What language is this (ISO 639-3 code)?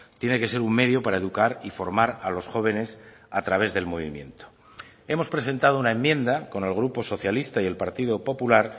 spa